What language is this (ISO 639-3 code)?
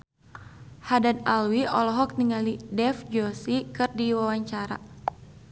sun